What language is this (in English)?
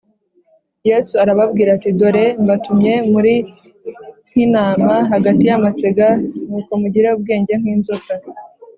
Kinyarwanda